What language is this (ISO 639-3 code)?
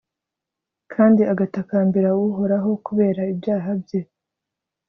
kin